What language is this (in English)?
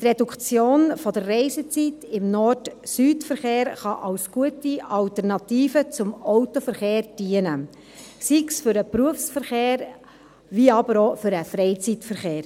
Swiss German